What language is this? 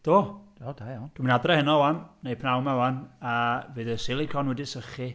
Welsh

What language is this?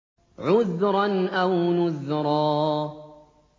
Arabic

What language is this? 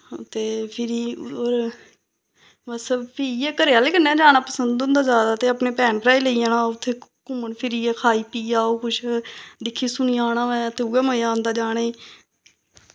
Dogri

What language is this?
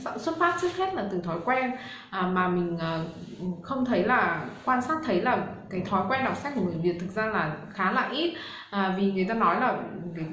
Vietnamese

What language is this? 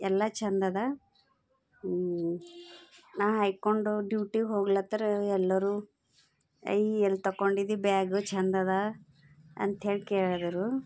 Kannada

